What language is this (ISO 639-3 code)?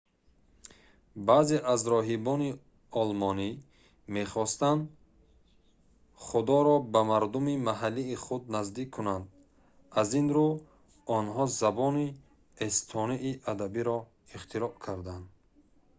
tgk